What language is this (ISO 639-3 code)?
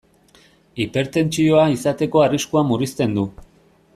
eus